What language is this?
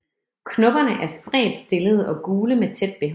Danish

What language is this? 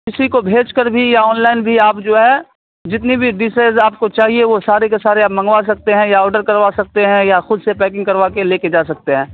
Urdu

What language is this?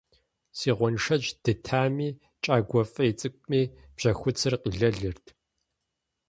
Kabardian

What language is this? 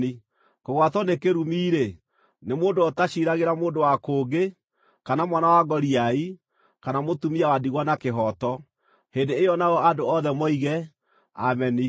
Kikuyu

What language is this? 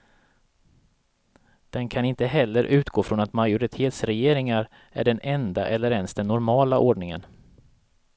Swedish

